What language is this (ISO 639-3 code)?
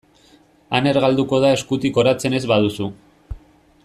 eus